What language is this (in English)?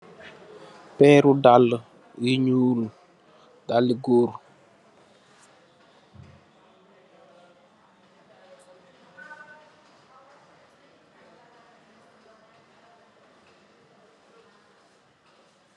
Wolof